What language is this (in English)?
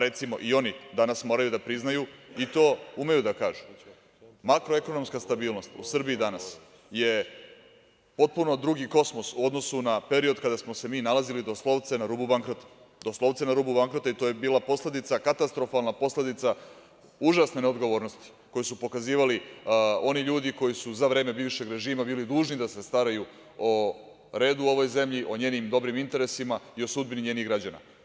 Serbian